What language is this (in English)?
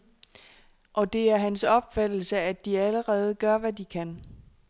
Danish